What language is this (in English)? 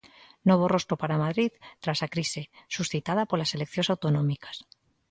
Galician